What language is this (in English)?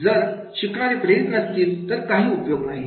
Marathi